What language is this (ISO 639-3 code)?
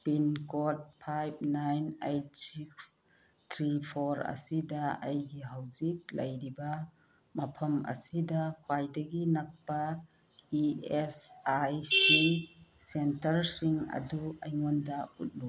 mni